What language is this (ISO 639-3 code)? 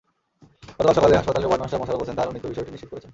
ben